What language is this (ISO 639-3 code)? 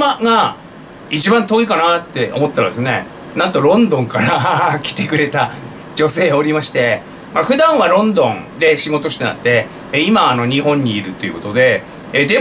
jpn